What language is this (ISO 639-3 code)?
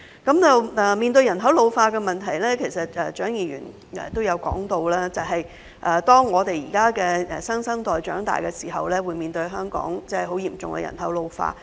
yue